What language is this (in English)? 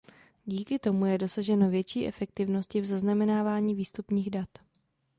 Czech